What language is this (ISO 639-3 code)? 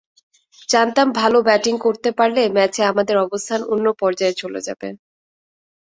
ben